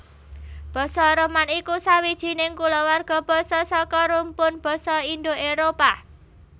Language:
Javanese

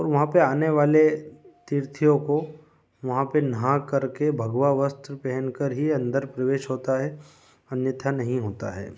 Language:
Hindi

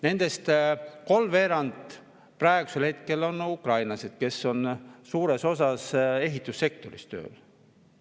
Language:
Estonian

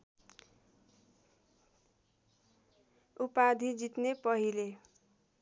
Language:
Nepali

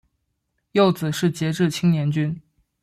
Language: Chinese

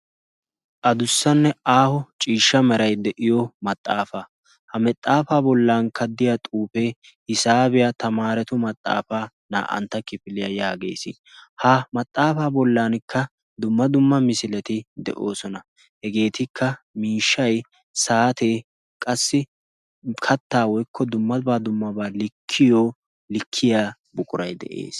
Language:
Wolaytta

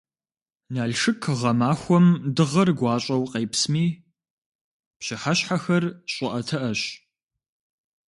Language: Kabardian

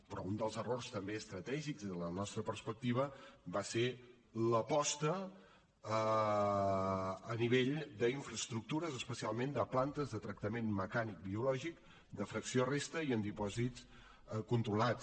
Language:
Catalan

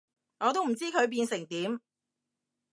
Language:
Cantonese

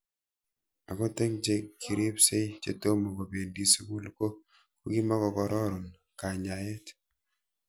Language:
Kalenjin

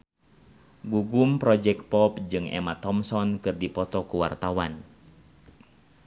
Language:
Sundanese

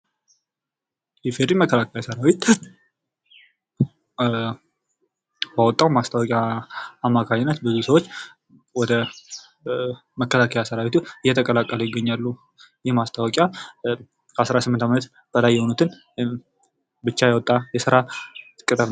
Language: Amharic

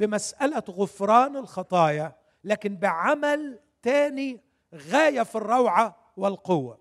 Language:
Arabic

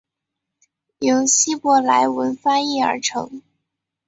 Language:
Chinese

